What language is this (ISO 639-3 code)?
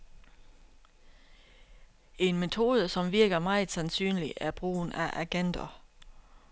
dan